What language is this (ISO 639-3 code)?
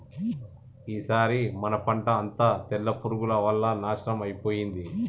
tel